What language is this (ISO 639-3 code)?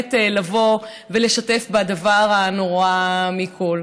heb